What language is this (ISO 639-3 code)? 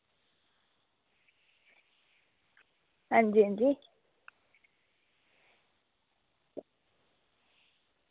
doi